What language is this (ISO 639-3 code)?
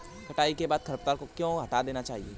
hin